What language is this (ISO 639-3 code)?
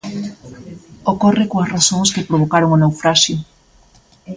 glg